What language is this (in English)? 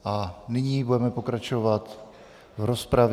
Czech